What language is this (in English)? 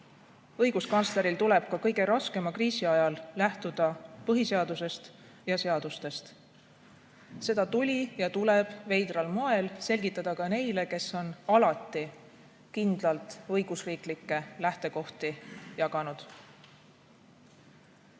Estonian